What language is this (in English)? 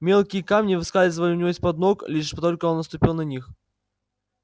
Russian